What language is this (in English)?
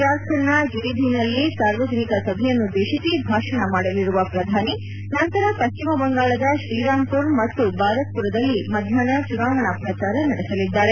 Kannada